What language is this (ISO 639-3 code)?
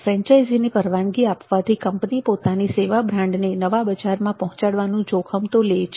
guj